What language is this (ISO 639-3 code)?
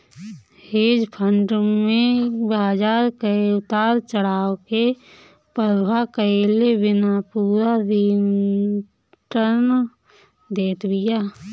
bho